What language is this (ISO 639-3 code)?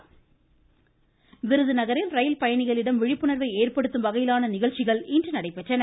tam